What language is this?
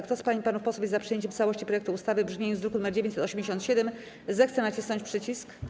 Polish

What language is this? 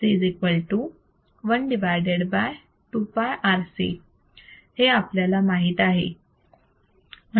Marathi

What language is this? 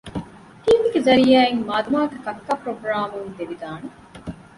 Divehi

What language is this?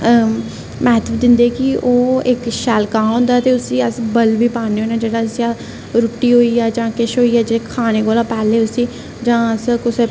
Dogri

